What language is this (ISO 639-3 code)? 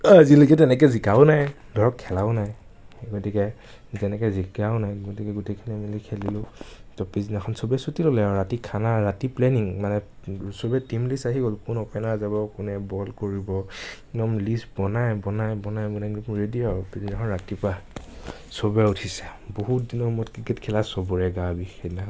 asm